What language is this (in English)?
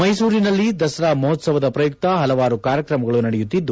Kannada